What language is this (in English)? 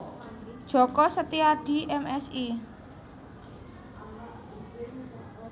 Javanese